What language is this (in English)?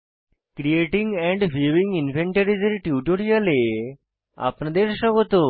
Bangla